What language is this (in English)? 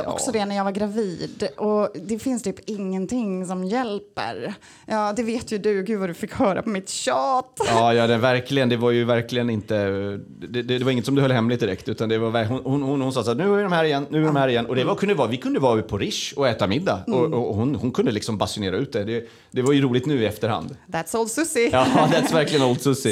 Swedish